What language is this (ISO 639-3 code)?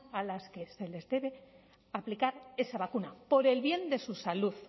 spa